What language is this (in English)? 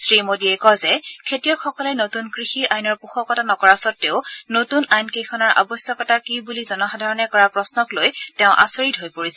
Assamese